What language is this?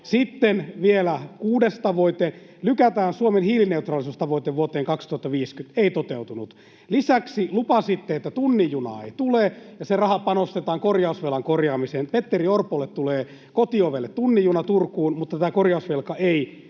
Finnish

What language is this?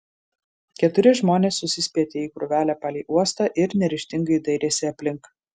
Lithuanian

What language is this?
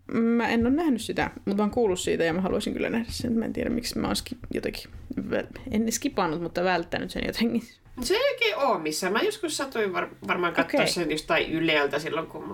Finnish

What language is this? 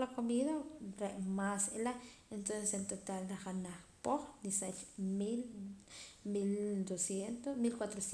Poqomam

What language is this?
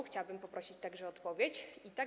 Polish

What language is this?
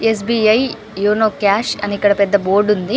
Telugu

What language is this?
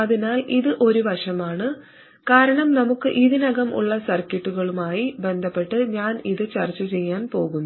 Malayalam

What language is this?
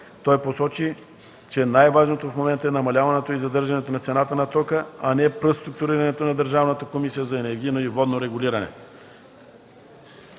Bulgarian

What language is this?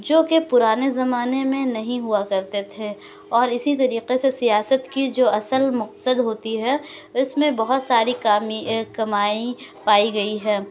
Urdu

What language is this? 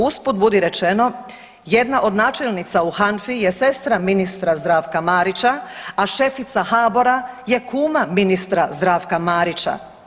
Croatian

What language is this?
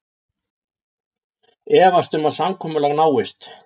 Icelandic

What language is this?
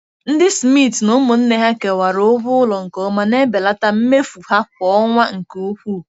Igbo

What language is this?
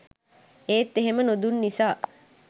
Sinhala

